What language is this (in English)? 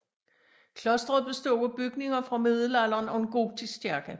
Danish